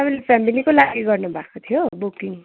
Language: Nepali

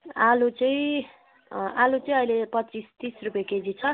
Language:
Nepali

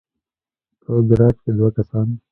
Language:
Pashto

